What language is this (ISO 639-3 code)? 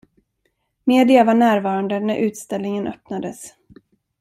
swe